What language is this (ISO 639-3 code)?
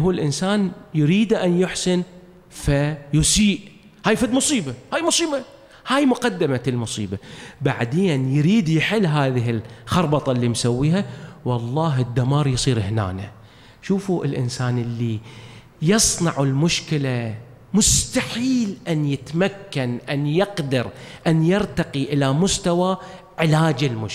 ara